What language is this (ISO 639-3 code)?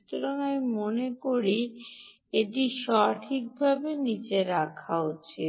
ben